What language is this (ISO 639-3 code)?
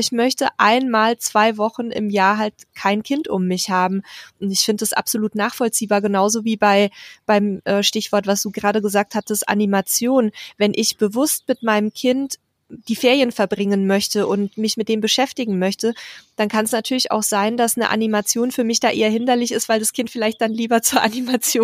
deu